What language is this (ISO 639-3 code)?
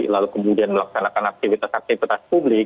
ind